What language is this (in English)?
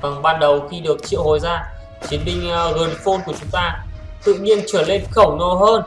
Vietnamese